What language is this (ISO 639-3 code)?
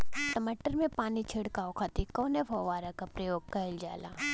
bho